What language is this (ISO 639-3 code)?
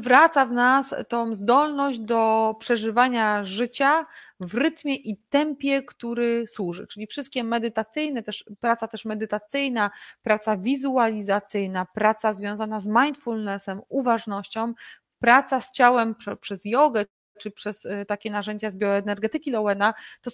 pol